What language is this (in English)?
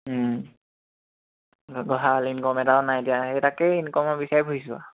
Assamese